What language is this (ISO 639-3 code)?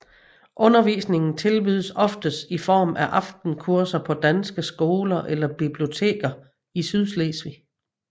dan